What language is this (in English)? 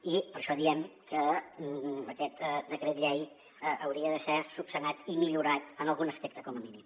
Catalan